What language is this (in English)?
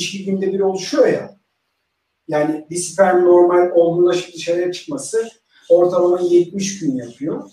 Turkish